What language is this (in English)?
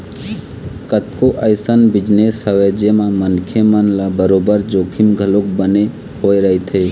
Chhattisgarhi